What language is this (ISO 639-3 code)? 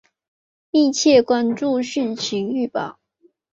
zho